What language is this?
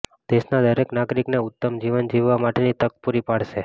Gujarati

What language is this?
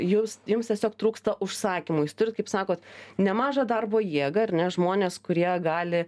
Lithuanian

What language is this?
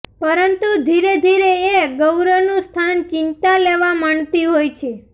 Gujarati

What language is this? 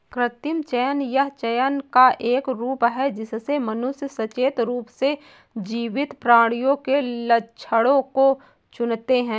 Hindi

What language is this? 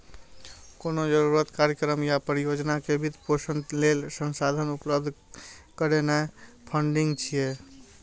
Maithili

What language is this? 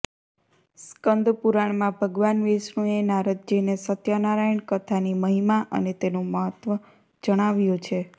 Gujarati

